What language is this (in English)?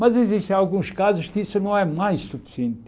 Portuguese